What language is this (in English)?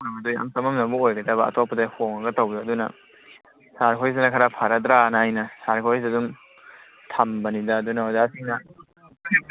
Manipuri